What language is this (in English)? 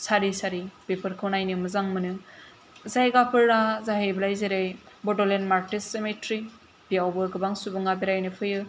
Bodo